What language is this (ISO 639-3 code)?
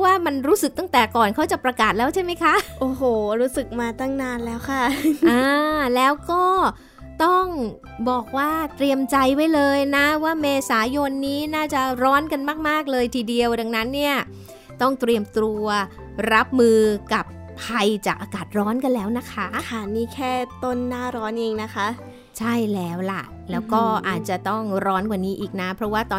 tha